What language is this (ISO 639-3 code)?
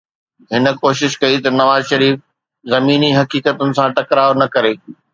snd